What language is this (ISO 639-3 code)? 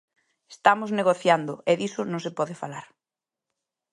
glg